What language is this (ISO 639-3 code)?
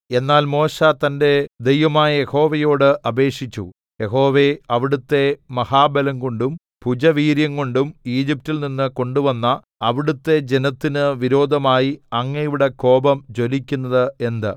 mal